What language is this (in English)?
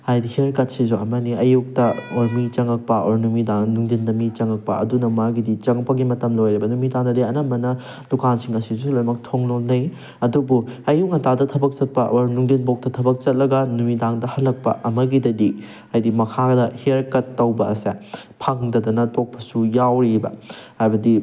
Manipuri